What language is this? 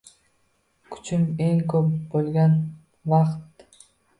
Uzbek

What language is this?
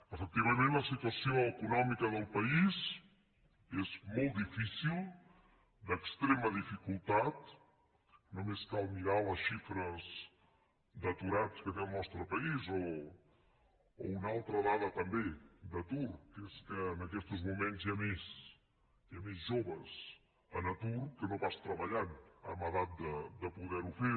Catalan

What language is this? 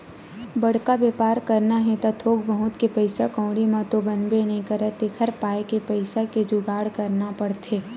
Chhattisgarhi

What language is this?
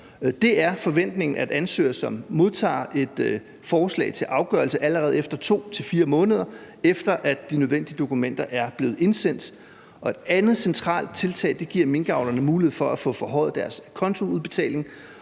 Danish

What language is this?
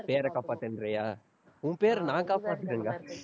Tamil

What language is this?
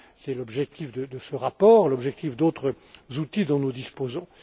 French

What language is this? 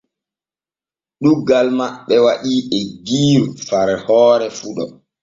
Borgu Fulfulde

